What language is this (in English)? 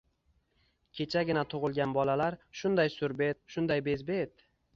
Uzbek